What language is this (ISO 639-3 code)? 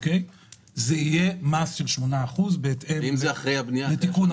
heb